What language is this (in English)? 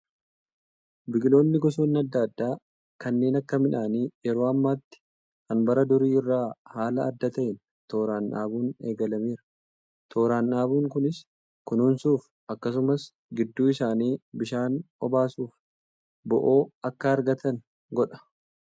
Oromo